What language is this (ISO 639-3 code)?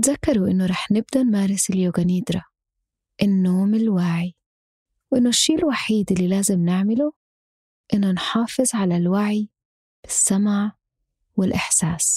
ara